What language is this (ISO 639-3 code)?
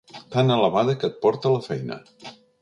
cat